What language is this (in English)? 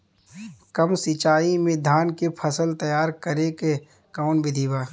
Bhojpuri